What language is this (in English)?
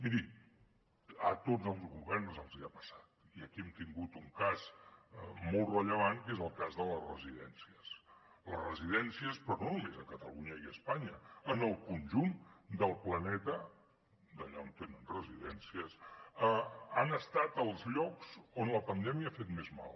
Catalan